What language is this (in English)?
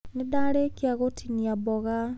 Kikuyu